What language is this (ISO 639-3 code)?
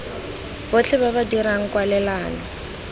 tsn